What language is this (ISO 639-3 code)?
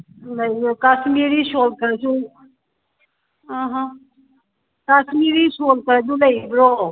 mni